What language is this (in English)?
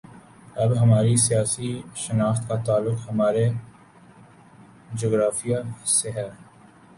Urdu